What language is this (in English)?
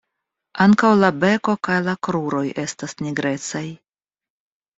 Esperanto